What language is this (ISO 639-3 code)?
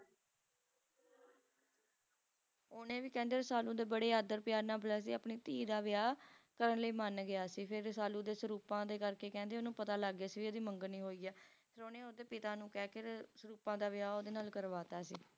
pan